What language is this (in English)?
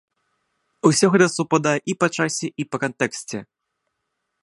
Belarusian